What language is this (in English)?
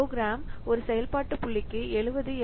Tamil